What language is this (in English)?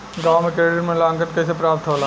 Bhojpuri